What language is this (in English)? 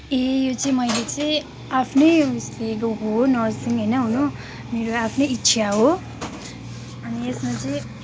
Nepali